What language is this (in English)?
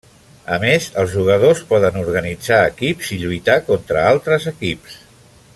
Catalan